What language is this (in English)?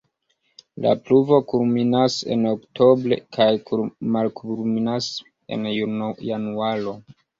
Esperanto